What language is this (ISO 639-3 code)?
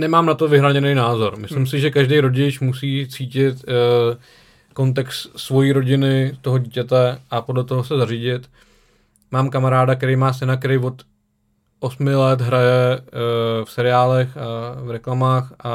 ces